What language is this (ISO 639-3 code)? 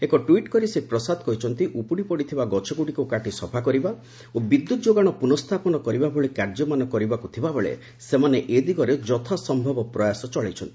ori